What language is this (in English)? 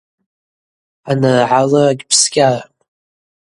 Abaza